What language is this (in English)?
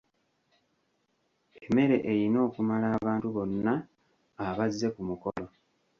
Ganda